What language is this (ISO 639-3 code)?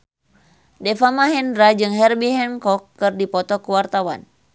sun